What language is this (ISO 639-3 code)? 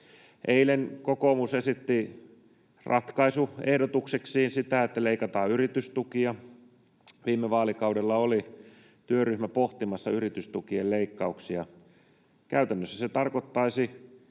fin